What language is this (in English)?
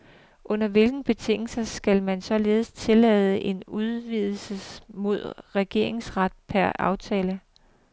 Danish